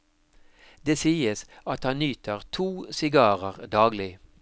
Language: Norwegian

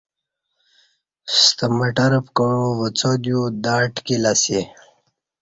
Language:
Kati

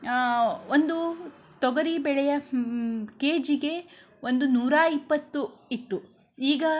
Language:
Kannada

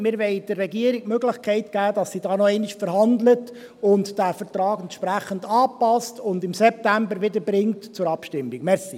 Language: Swiss German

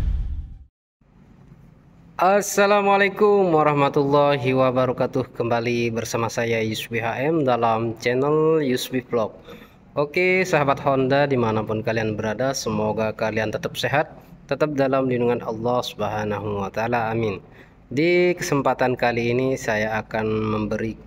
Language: Indonesian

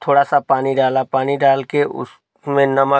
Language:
Hindi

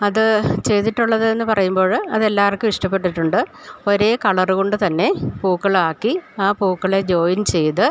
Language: Malayalam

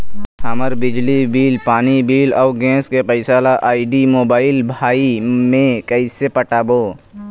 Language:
Chhattisgarhi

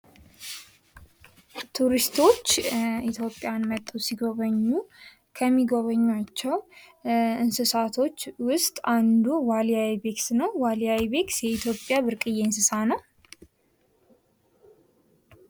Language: Amharic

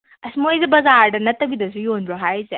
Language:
Manipuri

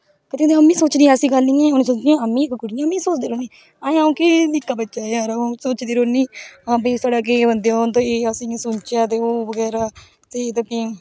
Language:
Dogri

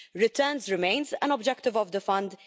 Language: English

